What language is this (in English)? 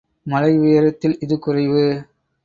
Tamil